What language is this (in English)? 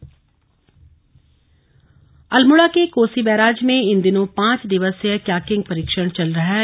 Hindi